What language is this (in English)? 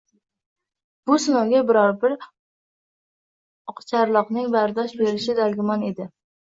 Uzbek